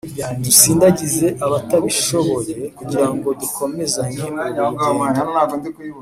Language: Kinyarwanda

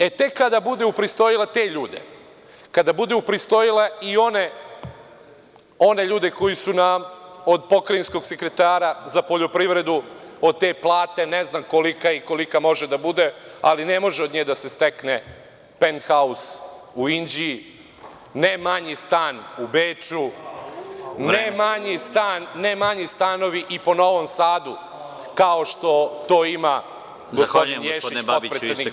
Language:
Serbian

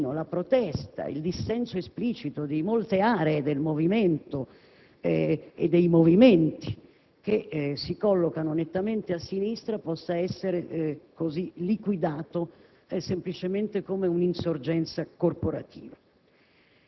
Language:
Italian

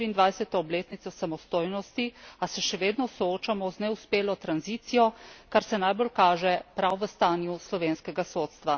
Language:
Slovenian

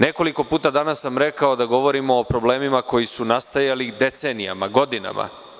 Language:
Serbian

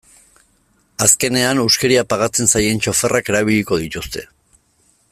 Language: Basque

